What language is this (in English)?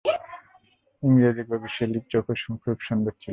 Bangla